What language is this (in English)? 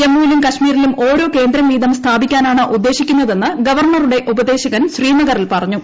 Malayalam